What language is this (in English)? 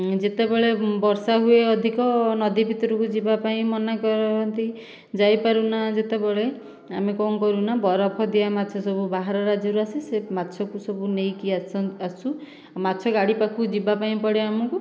Odia